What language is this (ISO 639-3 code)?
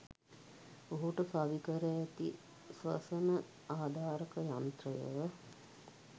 sin